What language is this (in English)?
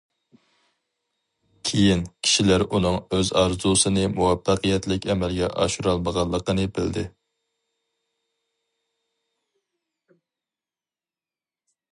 Uyghur